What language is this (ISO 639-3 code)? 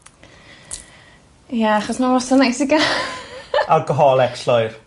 cym